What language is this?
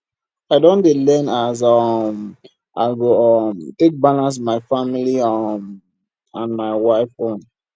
Nigerian Pidgin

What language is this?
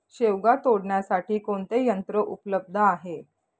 Marathi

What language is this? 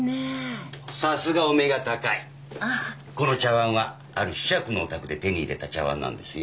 Japanese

